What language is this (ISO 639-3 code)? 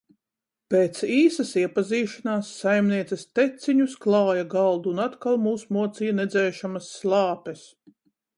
lav